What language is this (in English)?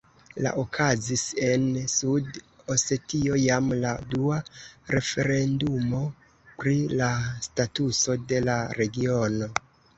Esperanto